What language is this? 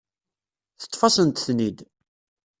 Kabyle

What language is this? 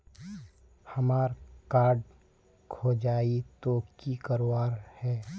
Magahi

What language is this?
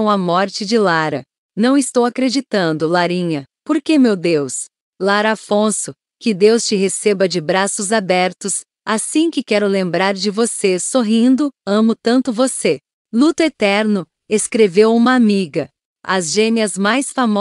Portuguese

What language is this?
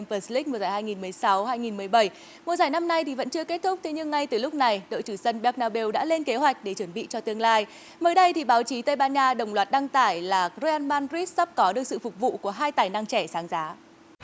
Vietnamese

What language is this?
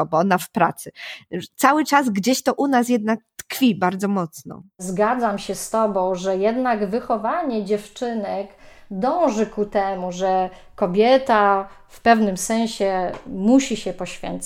Polish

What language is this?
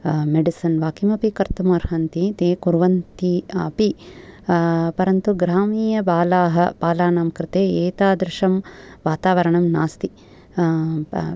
Sanskrit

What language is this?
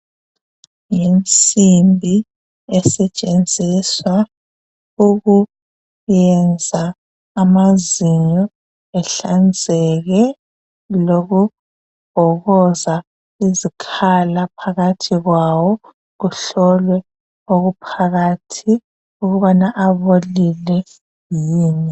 North Ndebele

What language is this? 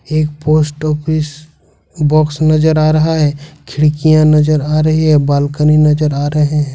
Hindi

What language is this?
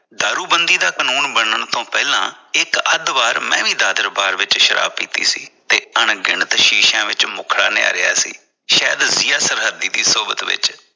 Punjabi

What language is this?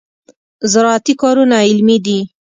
Pashto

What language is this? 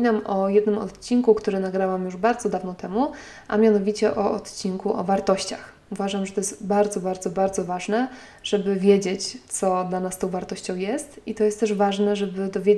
Polish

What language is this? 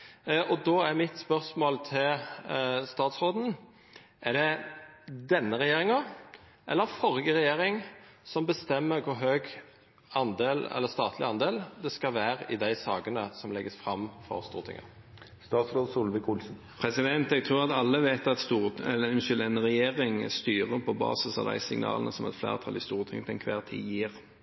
Norwegian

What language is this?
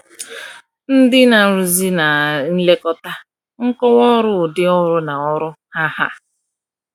Igbo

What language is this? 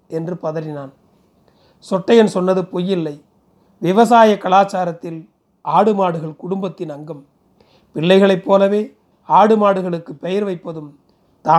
Tamil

